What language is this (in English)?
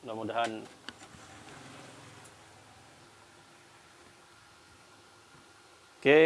Indonesian